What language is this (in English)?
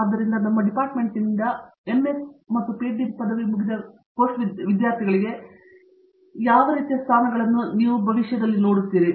Kannada